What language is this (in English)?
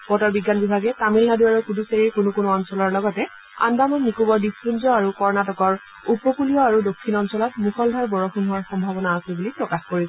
Assamese